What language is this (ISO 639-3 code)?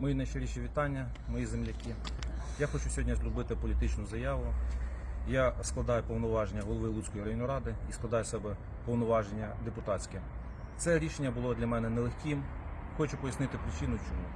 ukr